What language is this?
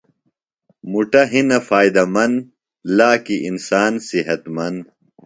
Phalura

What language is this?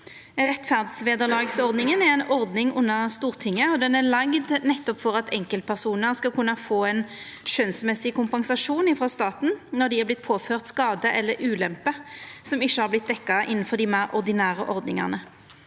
Norwegian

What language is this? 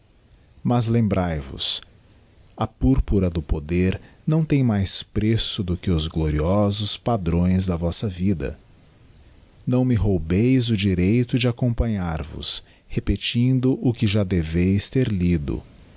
Portuguese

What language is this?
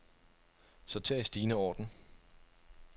Danish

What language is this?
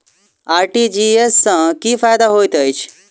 Maithili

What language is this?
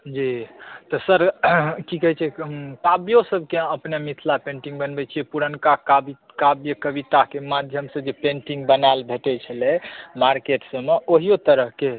Maithili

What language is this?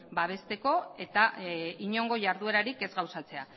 Basque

